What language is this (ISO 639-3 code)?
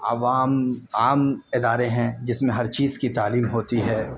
urd